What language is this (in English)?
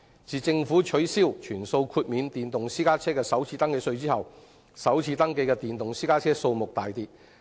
Cantonese